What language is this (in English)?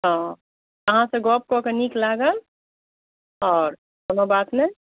Maithili